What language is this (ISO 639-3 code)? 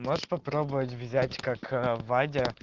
rus